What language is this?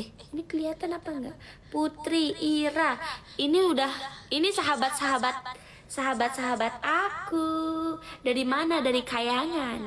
Indonesian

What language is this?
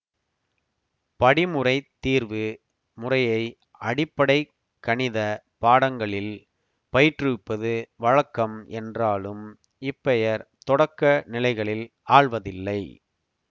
Tamil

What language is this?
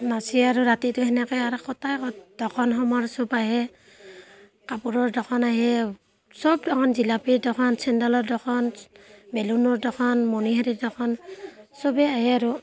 Assamese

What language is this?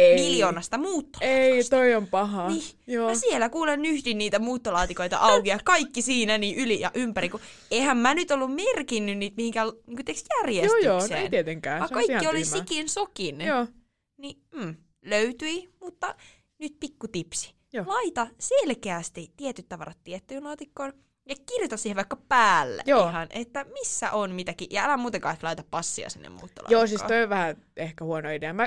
Finnish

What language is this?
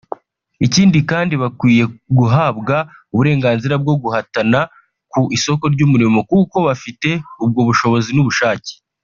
Kinyarwanda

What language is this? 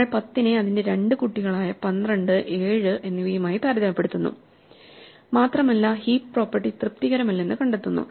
Malayalam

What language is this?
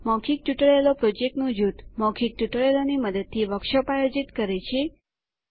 Gujarati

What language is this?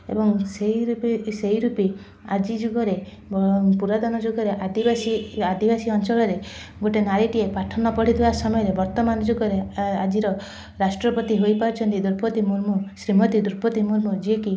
Odia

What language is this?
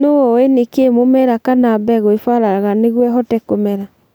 Kikuyu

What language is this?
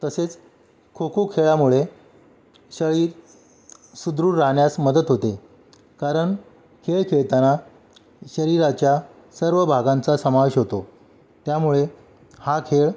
Marathi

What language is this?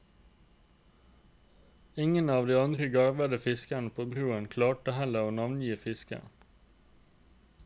Norwegian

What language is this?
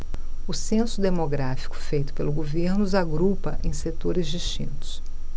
Portuguese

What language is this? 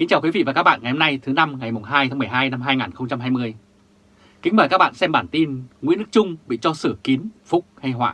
Vietnamese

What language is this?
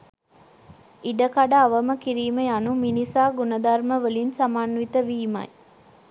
Sinhala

